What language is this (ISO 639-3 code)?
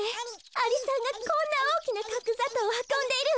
jpn